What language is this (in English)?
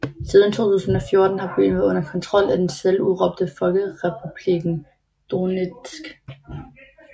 Danish